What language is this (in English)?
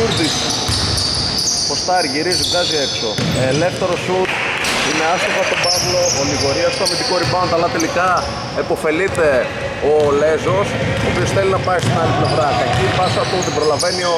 Greek